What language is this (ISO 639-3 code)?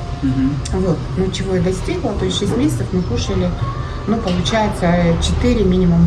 rus